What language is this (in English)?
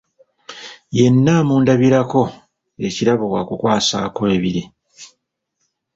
Ganda